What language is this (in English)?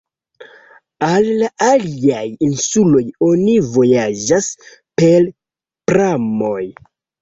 Esperanto